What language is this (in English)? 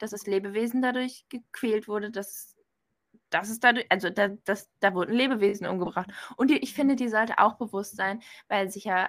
German